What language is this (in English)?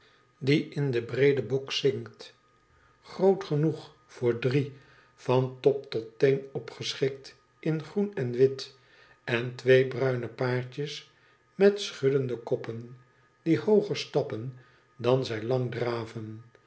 Dutch